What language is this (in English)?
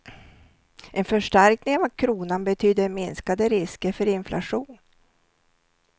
Swedish